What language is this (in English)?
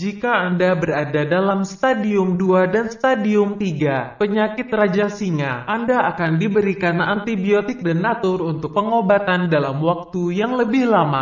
Indonesian